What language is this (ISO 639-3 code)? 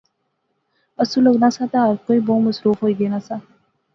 phr